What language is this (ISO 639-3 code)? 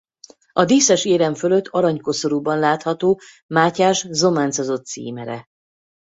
hun